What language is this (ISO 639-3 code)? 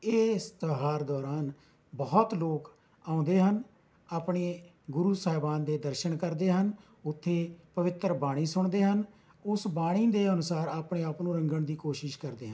pan